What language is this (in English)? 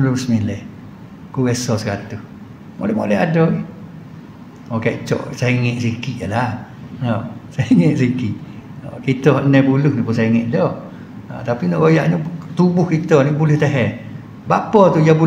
Malay